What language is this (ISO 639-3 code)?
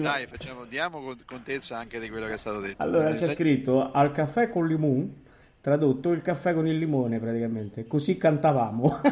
ita